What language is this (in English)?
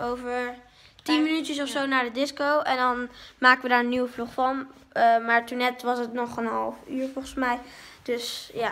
Dutch